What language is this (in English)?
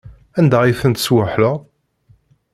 Kabyle